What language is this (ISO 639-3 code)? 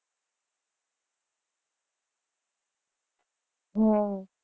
guj